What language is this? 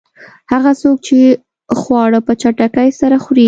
Pashto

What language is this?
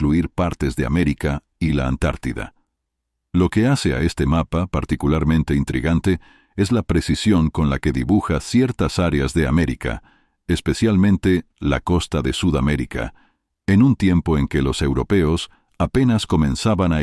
Spanish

